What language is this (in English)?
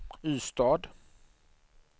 Swedish